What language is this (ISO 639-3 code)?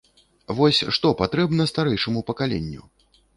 bel